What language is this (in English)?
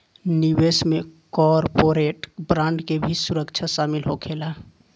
Bhojpuri